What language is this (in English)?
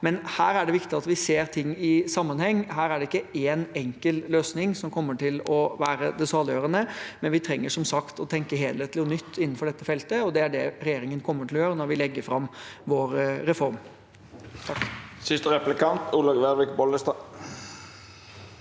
Norwegian